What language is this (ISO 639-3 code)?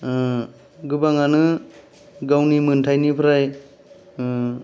brx